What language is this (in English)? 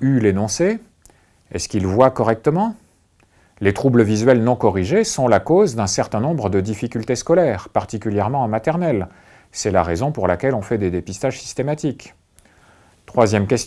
French